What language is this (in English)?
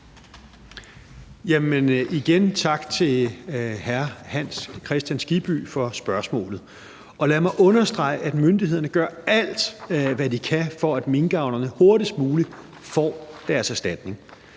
Danish